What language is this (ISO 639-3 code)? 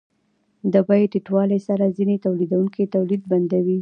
pus